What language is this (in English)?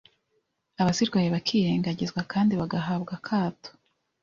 Kinyarwanda